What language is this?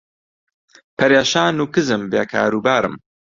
Central Kurdish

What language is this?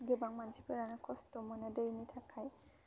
Bodo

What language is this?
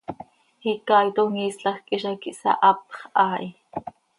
Seri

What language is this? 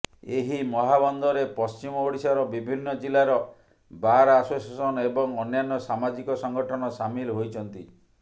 Odia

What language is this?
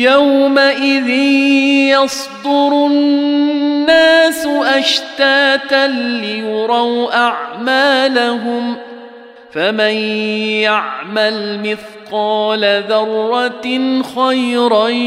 Arabic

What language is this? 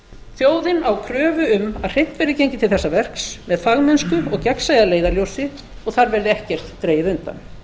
Icelandic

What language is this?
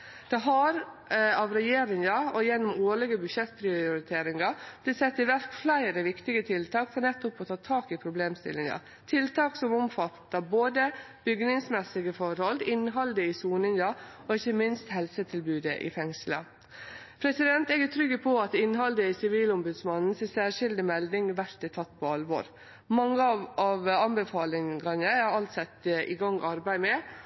Norwegian Nynorsk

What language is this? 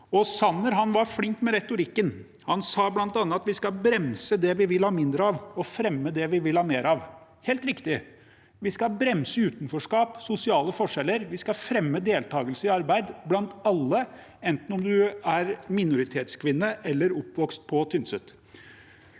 Norwegian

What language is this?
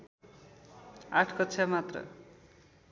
Nepali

